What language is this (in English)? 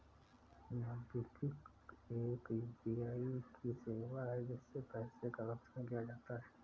Hindi